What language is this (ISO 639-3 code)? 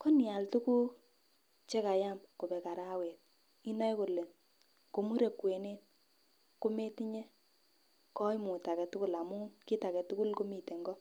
kln